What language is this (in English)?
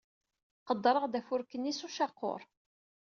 Kabyle